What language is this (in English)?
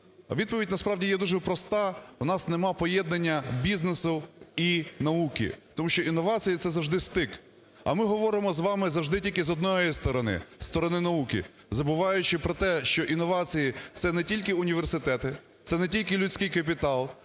Ukrainian